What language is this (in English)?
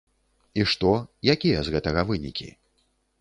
Belarusian